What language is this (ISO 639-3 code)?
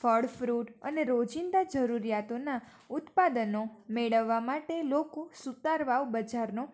guj